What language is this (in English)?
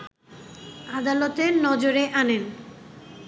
Bangla